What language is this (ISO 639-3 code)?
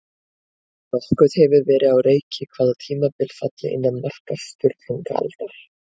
isl